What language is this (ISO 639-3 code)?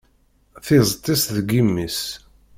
kab